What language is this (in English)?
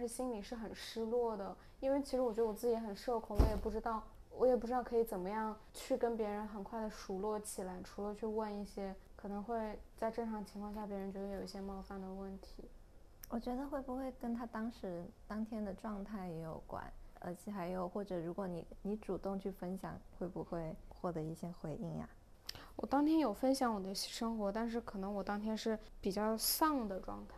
Chinese